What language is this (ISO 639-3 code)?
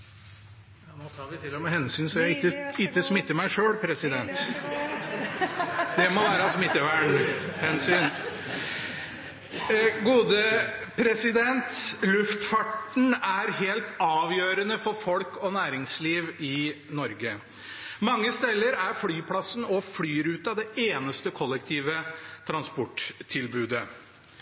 nob